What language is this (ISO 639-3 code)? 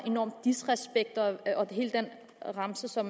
dan